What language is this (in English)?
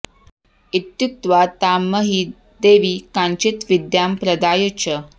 Sanskrit